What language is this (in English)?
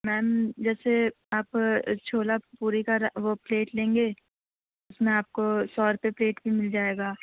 Urdu